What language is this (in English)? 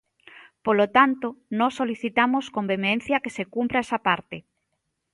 Galician